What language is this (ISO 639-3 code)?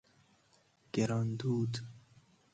fas